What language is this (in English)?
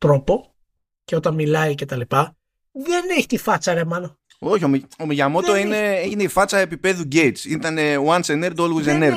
Greek